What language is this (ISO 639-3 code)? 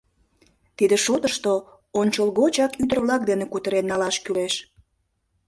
chm